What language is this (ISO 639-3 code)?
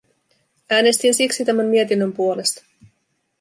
fin